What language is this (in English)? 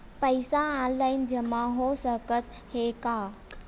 Chhattisgarhi